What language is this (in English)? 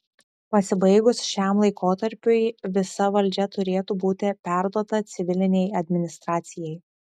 Lithuanian